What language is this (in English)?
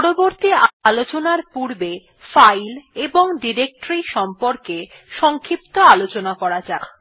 Bangla